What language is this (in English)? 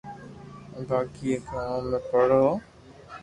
Loarki